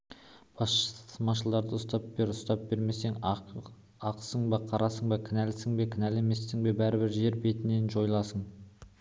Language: Kazakh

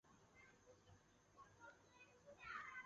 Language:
Chinese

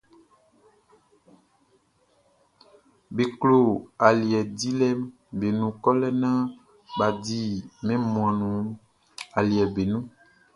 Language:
Baoulé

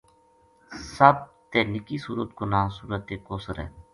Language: Gujari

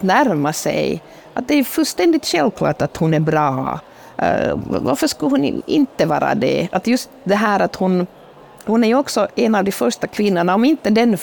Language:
Swedish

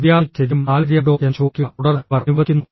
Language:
Malayalam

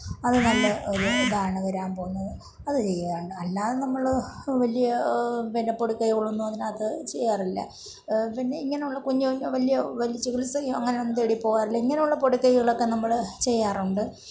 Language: Malayalam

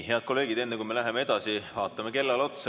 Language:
Estonian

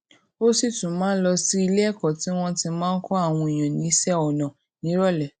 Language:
Yoruba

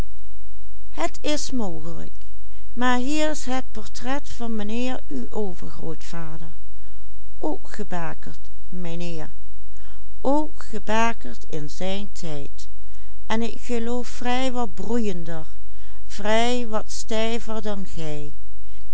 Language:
Dutch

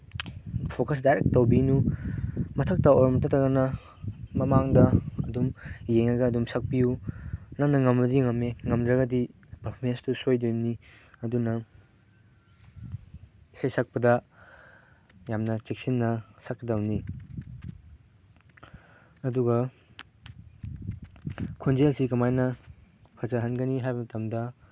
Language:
Manipuri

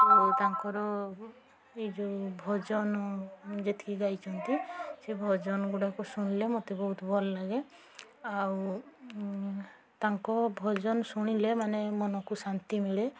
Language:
Odia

